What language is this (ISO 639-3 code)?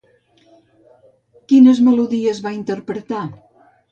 cat